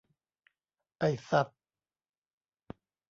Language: Thai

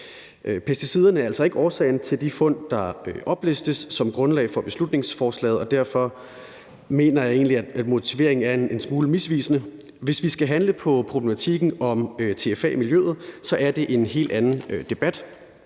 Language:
Danish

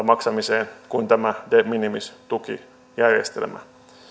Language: Finnish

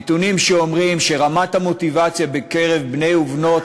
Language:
Hebrew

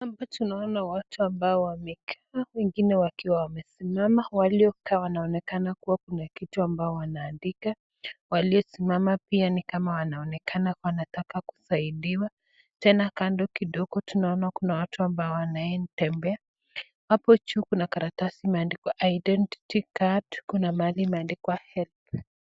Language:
Swahili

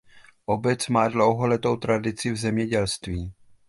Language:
Czech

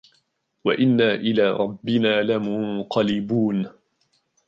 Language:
Arabic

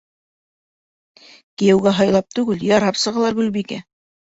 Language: Bashkir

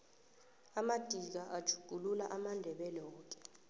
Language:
South Ndebele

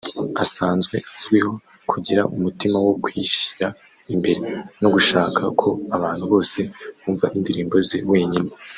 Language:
Kinyarwanda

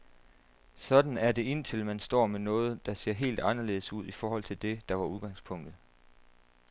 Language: Danish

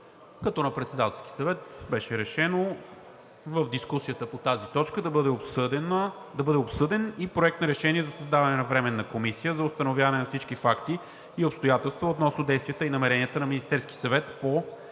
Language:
Bulgarian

